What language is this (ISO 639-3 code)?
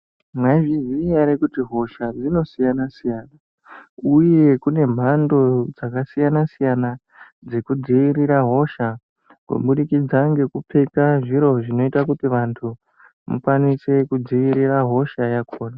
ndc